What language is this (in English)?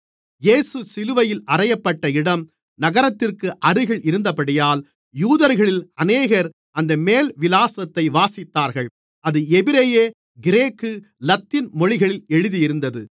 Tamil